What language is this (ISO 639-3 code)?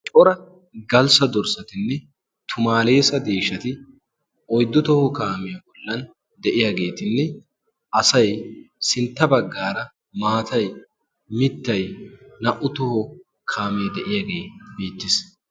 wal